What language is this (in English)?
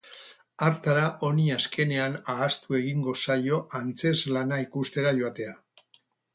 Basque